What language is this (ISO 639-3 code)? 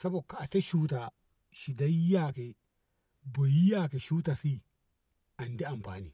nbh